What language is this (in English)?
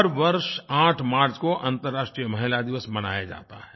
Hindi